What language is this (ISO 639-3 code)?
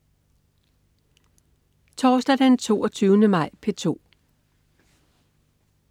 dan